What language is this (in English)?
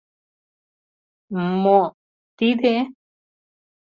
Mari